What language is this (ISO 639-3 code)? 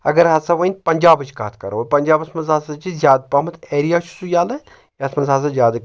kas